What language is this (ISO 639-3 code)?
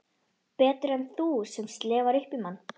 isl